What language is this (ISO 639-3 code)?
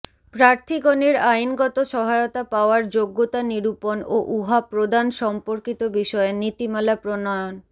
ben